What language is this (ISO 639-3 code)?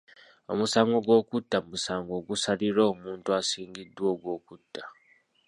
lug